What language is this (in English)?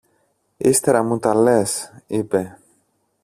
Greek